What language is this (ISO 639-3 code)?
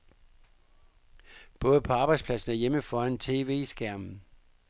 dan